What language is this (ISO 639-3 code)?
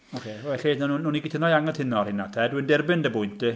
cym